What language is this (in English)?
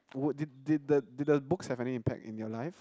English